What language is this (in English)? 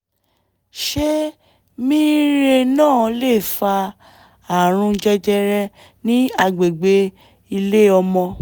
Yoruba